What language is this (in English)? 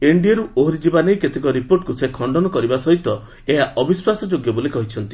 Odia